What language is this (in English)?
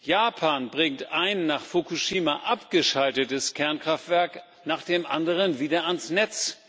German